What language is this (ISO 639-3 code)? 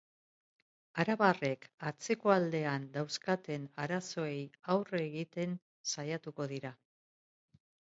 eus